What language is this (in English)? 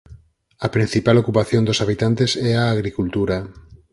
Galician